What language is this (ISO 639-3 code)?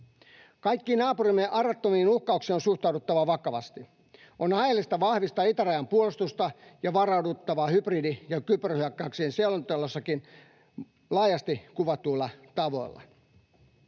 fin